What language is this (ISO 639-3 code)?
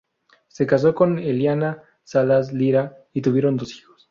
spa